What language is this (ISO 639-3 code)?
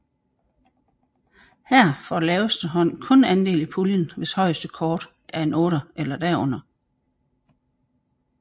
dan